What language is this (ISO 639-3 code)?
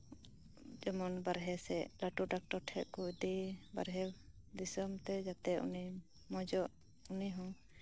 sat